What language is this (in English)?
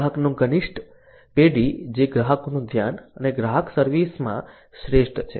Gujarati